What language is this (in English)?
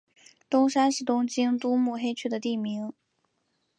Chinese